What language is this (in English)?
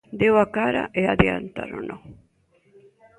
Galician